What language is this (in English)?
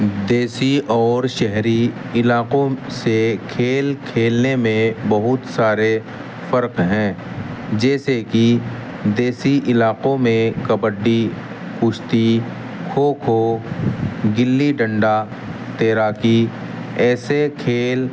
Urdu